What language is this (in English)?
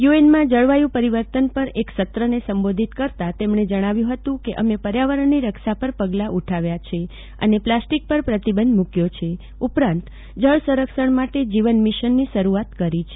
Gujarati